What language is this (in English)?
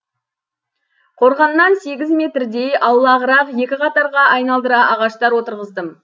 Kazakh